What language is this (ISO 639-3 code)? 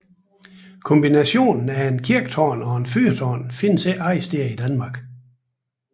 dan